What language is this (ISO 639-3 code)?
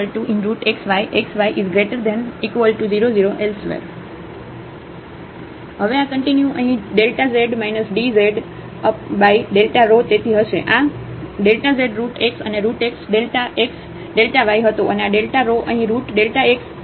guj